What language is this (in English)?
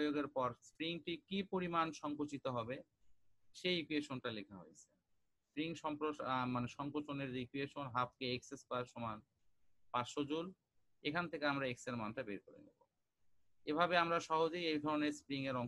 Bangla